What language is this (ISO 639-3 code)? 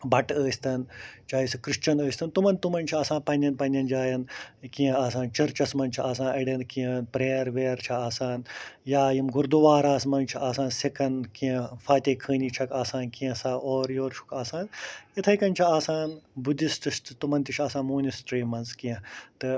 kas